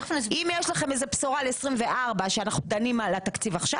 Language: Hebrew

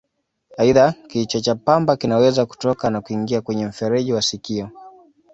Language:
Swahili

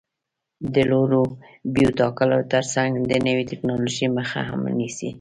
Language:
Pashto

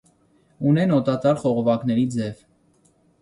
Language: Armenian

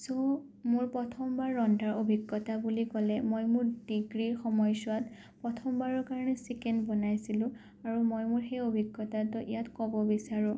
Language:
Assamese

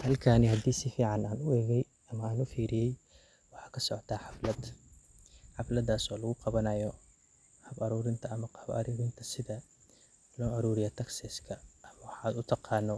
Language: Somali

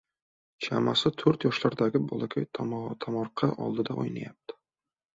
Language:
Uzbek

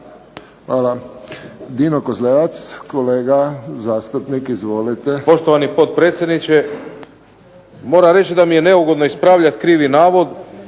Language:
Croatian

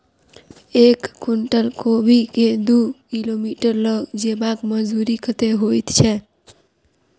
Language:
Maithili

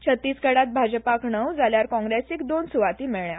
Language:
Konkani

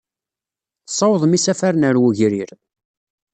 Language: Kabyle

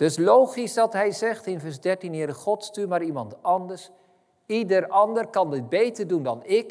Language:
Dutch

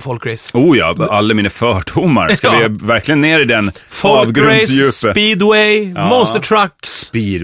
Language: Swedish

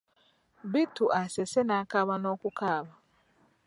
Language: Ganda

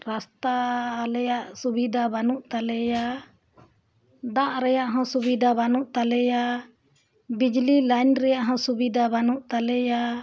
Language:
Santali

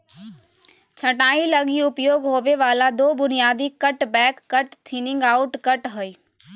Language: Magahi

